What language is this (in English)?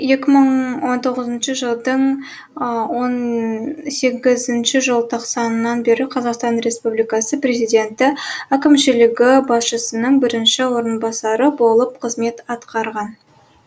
Kazakh